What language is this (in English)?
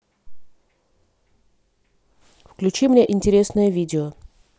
Russian